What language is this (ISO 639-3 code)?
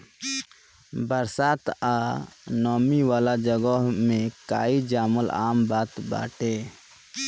bho